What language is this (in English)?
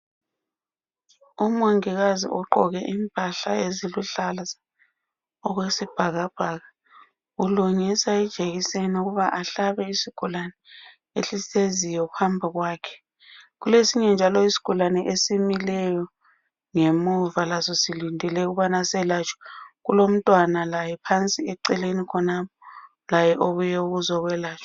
North Ndebele